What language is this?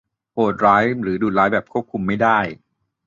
Thai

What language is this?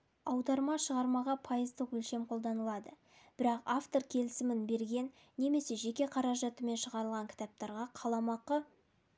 Kazakh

